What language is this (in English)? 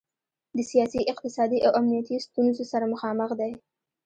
Pashto